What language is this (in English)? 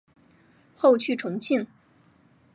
Chinese